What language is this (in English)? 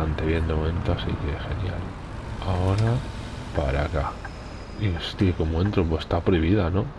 Spanish